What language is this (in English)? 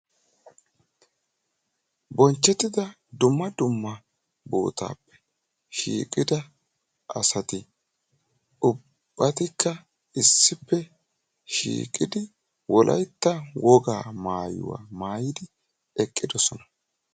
Wolaytta